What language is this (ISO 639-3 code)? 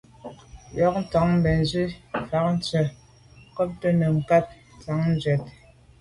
byv